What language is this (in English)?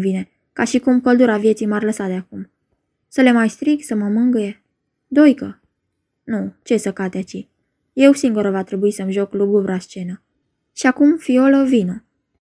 Romanian